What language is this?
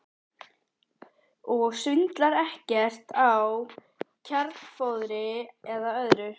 Icelandic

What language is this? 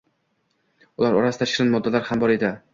Uzbek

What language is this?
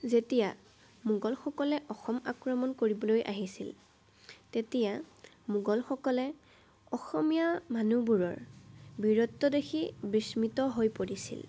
Assamese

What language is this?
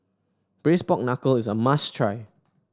English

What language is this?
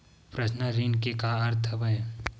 Chhattisgarhi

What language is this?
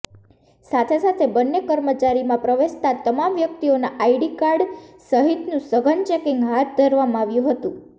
Gujarati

